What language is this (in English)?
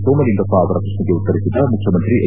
Kannada